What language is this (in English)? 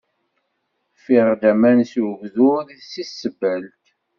Kabyle